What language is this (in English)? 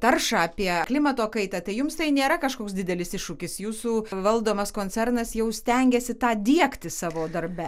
Lithuanian